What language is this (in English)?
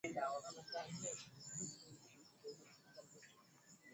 Swahili